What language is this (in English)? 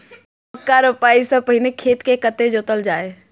Maithili